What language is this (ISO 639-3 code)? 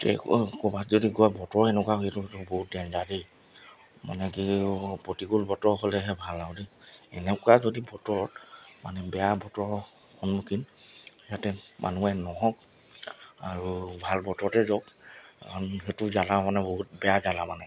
asm